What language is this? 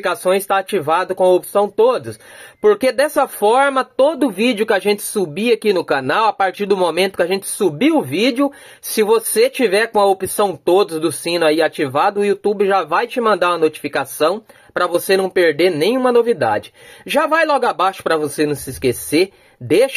Portuguese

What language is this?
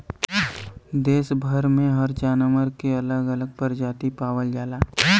Bhojpuri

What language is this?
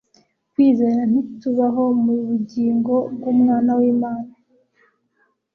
Kinyarwanda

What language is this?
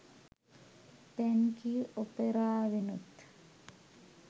Sinhala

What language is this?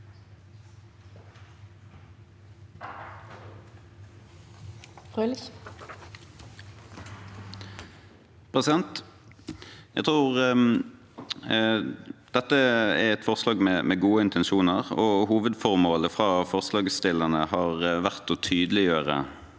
Norwegian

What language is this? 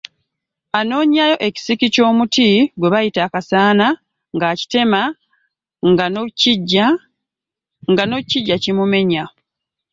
Ganda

